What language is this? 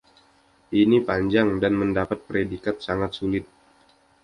Indonesian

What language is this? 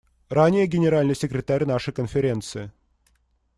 Russian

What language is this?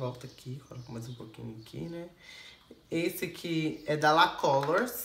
Portuguese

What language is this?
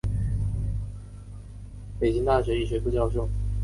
Chinese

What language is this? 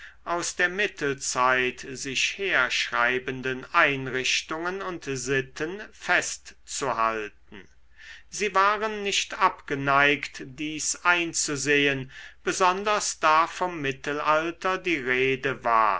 German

